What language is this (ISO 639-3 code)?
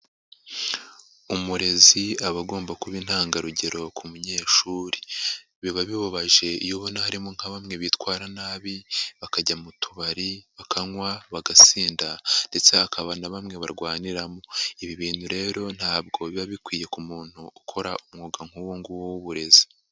kin